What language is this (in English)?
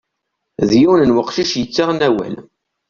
Kabyle